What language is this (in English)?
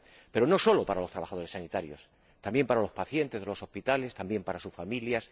Spanish